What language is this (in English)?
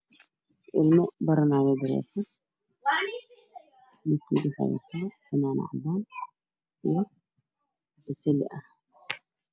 Somali